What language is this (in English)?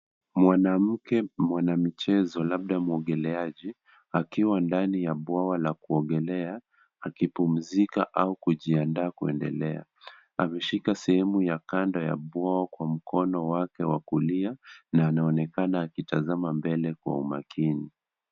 Swahili